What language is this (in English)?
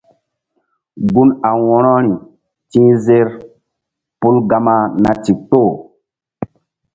Mbum